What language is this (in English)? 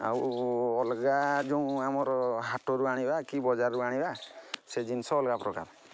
Odia